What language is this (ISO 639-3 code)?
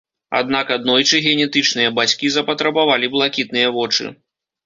bel